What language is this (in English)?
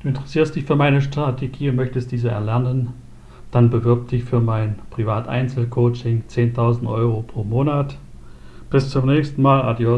German